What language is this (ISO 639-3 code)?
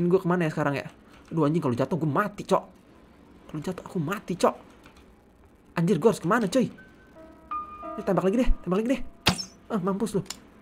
ind